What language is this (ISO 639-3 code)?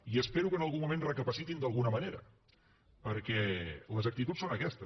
cat